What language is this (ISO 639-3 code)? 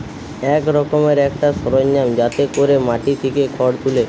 ben